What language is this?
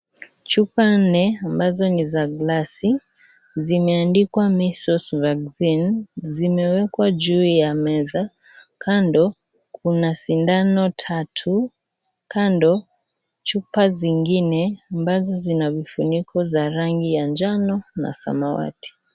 Swahili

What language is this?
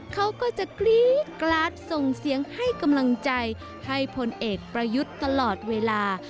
Thai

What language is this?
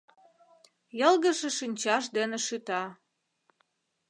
Mari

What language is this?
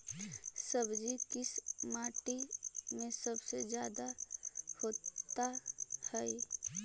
Magahi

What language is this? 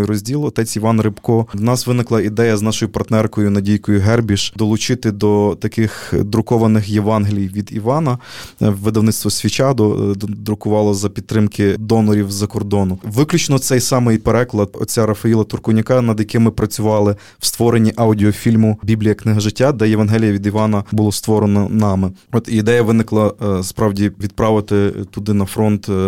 Ukrainian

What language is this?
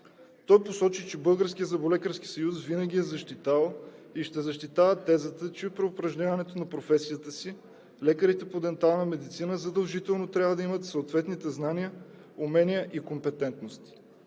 Bulgarian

